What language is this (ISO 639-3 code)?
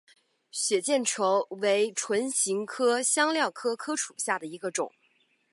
zho